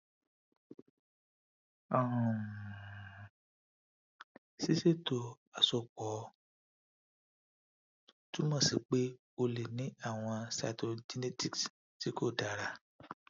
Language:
Yoruba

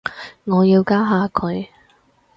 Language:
Cantonese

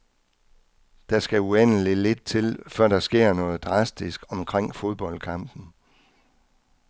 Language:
Danish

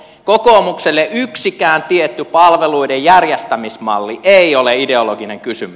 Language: Finnish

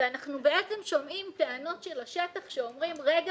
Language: Hebrew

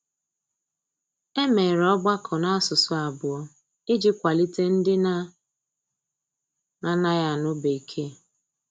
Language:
Igbo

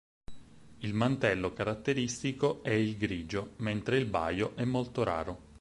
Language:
Italian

